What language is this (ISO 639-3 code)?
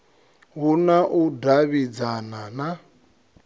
ven